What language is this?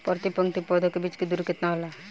Bhojpuri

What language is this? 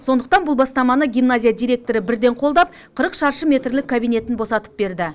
Kazakh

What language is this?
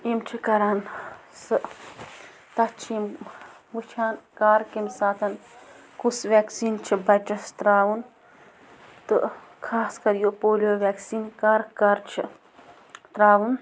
Kashmiri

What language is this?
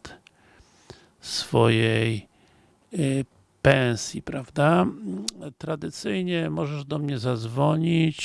Polish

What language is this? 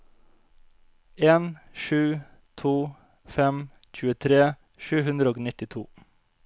Norwegian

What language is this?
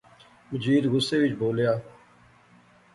Pahari-Potwari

